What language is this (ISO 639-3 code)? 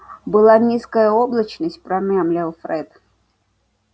rus